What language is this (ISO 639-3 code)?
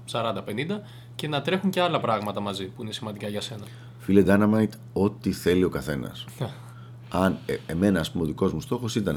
ell